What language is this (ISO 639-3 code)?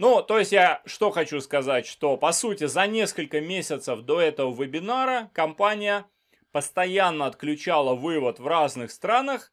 rus